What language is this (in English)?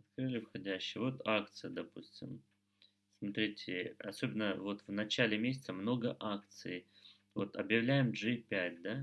Russian